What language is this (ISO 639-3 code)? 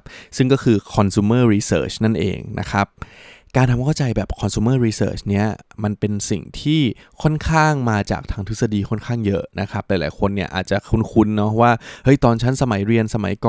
tha